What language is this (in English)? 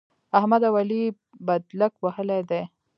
Pashto